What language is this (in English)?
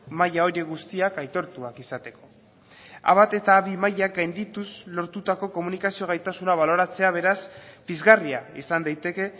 Basque